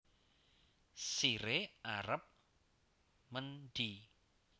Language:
Javanese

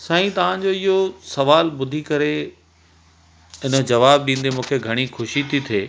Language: Sindhi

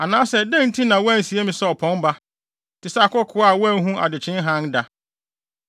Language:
Akan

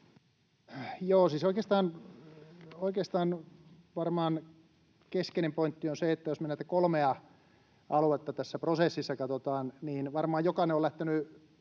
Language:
Finnish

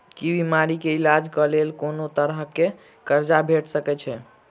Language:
Maithili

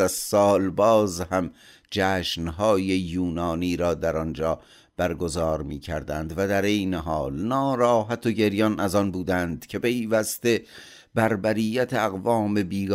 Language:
Persian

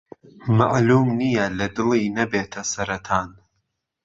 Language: Central Kurdish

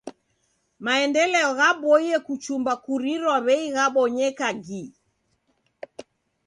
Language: Taita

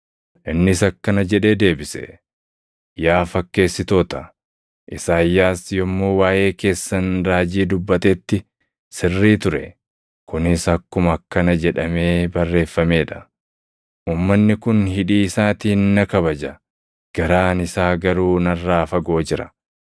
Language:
Oromo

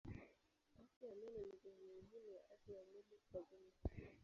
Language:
Swahili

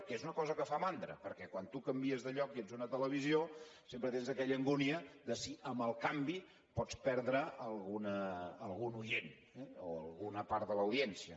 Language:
Catalan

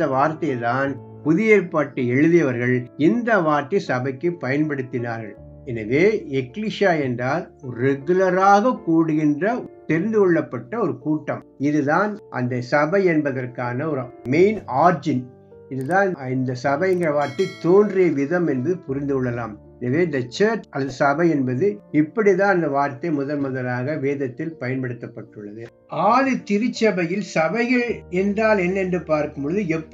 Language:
Tamil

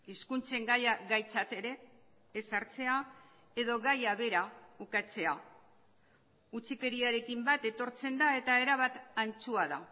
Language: Basque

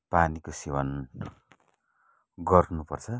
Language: Nepali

